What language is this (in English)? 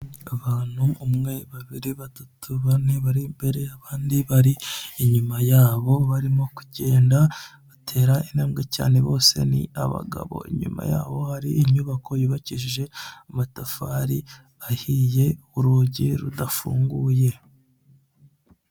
Kinyarwanda